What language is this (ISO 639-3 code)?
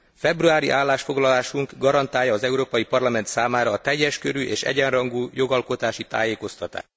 hun